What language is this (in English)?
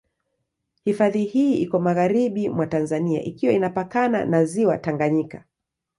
Swahili